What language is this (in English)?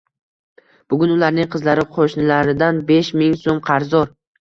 Uzbek